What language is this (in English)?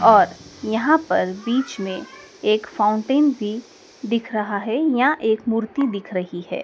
Hindi